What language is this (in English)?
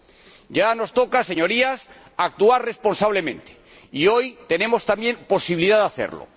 Spanish